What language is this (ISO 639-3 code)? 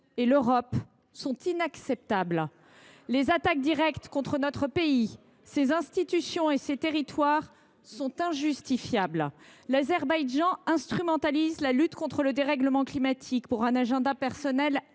fra